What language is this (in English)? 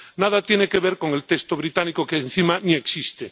Spanish